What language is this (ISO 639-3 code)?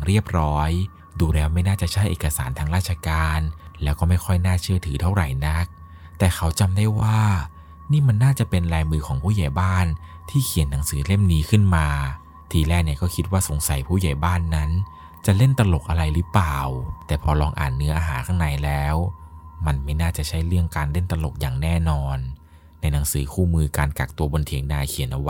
tha